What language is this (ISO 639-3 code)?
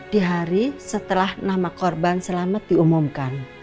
ind